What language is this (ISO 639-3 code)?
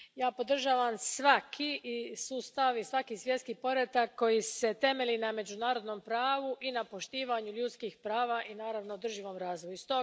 hrv